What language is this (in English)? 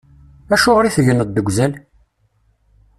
Kabyle